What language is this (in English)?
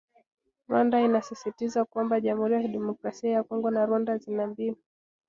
Swahili